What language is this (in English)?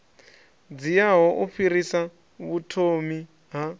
Venda